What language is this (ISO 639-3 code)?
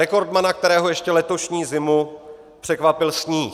ces